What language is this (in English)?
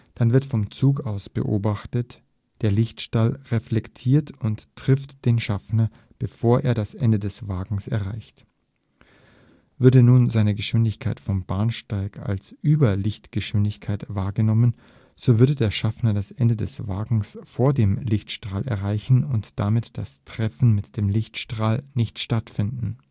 German